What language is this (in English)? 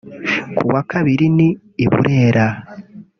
Kinyarwanda